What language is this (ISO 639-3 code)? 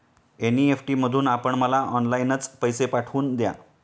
mar